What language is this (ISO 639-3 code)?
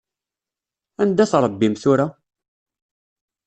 kab